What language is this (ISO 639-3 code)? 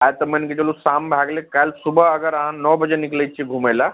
mai